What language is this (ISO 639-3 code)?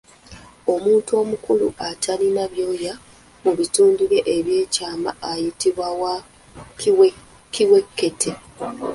lug